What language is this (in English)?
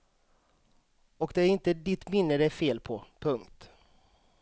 Swedish